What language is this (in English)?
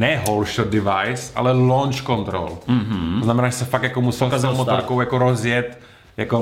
Czech